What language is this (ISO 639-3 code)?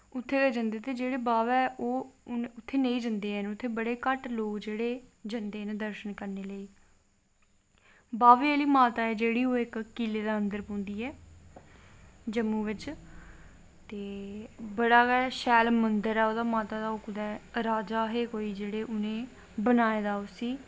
doi